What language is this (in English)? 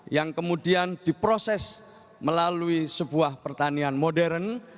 Indonesian